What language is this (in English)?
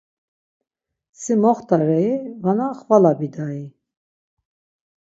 Laz